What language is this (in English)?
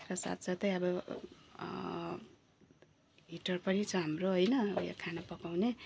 Nepali